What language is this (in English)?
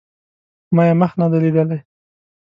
Pashto